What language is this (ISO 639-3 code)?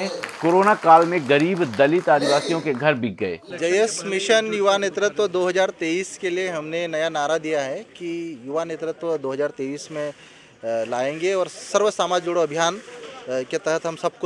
hin